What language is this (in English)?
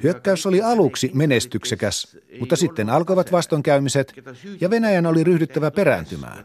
Finnish